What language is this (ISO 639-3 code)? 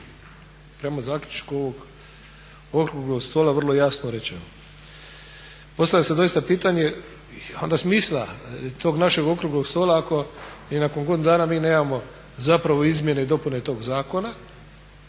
hrv